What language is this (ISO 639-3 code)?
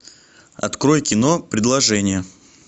rus